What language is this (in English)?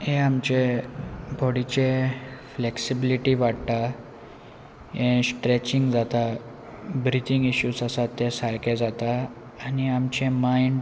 Konkani